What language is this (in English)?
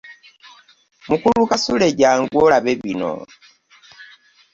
Ganda